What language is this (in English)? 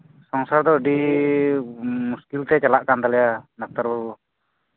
Santali